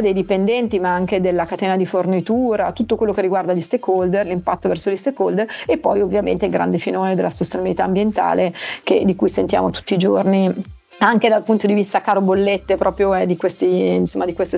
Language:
Italian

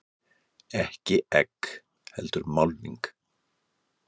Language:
Icelandic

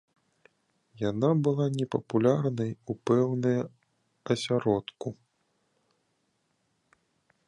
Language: Belarusian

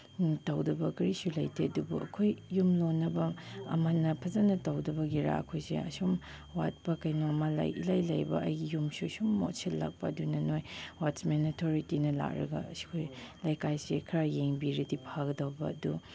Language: Manipuri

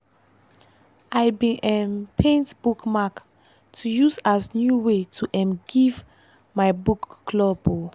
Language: Nigerian Pidgin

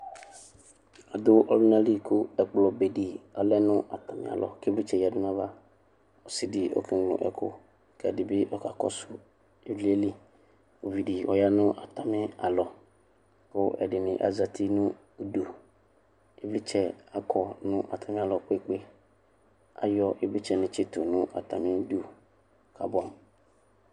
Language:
Ikposo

